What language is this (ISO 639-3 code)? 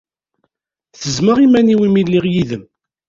kab